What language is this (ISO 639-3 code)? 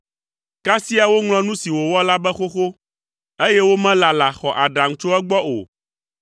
ewe